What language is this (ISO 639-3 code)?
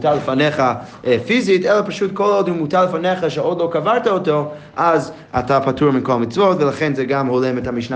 heb